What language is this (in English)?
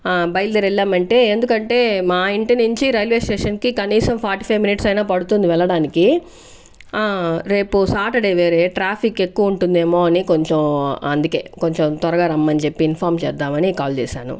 Telugu